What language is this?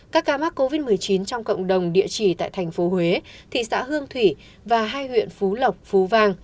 Vietnamese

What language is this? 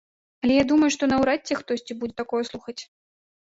Belarusian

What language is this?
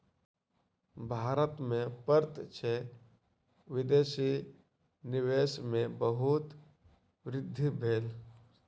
Maithili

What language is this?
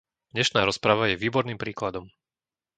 Slovak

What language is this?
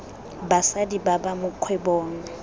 Tswana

